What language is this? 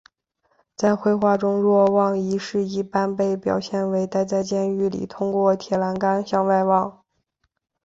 Chinese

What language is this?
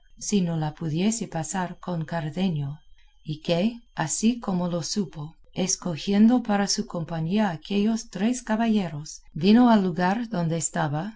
Spanish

